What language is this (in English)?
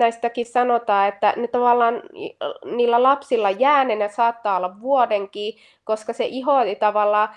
Finnish